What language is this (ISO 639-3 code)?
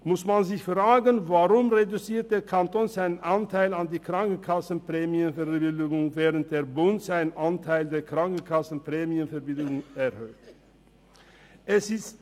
gsw